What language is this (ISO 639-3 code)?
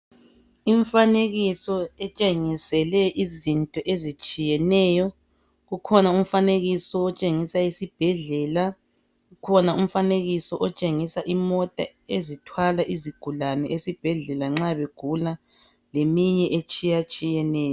nde